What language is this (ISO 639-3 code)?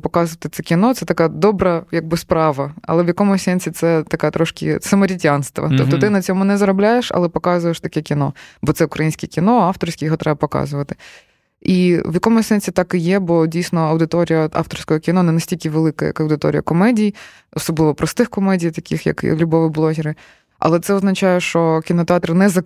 ukr